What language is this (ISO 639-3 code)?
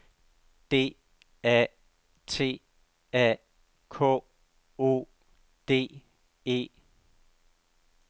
dan